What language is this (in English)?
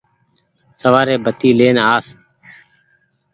Goaria